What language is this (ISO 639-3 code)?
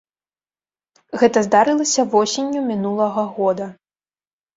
bel